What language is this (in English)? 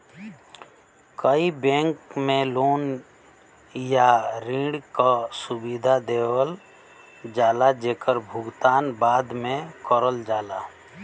Bhojpuri